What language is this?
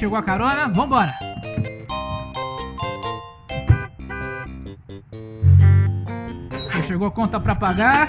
Portuguese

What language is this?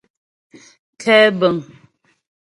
Ghomala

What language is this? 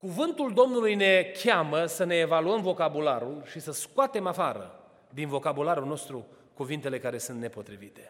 Romanian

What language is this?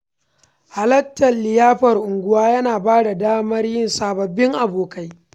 Hausa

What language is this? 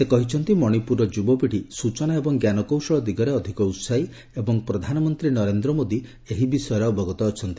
Odia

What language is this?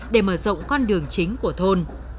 Vietnamese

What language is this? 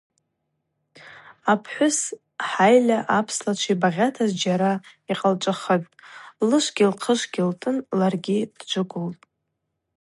Abaza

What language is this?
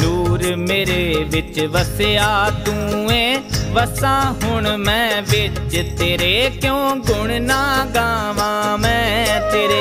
Hindi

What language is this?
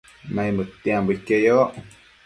Matsés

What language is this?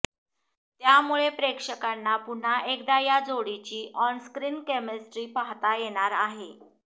Marathi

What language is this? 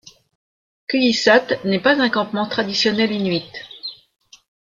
French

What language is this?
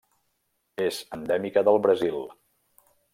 Catalan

